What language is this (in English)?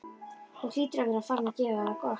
Icelandic